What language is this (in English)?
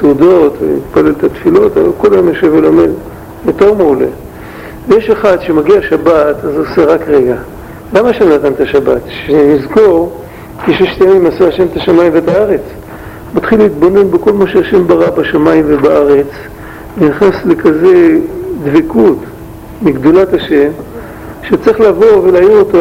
Hebrew